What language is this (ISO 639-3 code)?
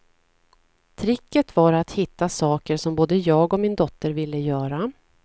swe